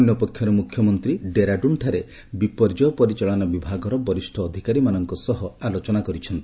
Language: Odia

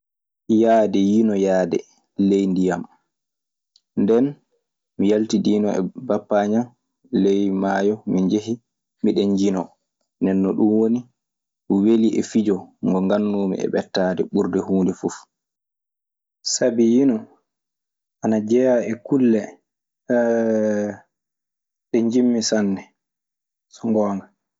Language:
Maasina Fulfulde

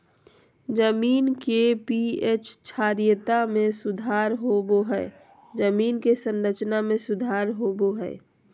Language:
Magahi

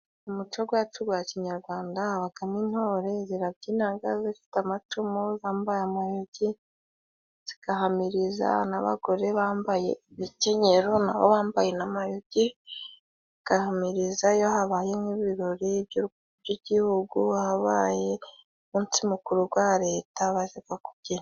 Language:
Kinyarwanda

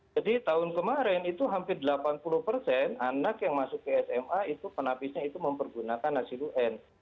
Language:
Indonesian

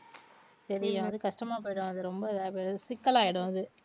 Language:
Tamil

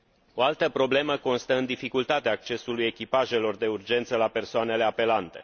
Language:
Romanian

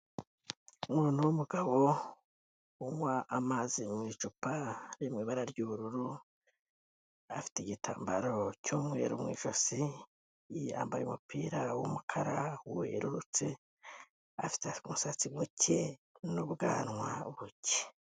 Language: Kinyarwanda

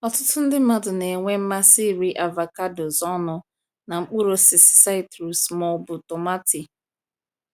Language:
Igbo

